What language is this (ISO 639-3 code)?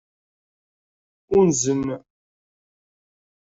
kab